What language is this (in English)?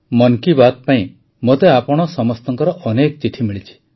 Odia